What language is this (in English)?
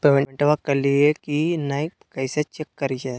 Magahi